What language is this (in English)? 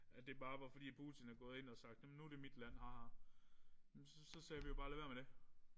Danish